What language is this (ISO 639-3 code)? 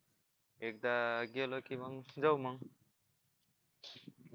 mar